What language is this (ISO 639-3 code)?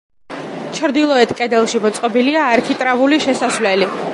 kat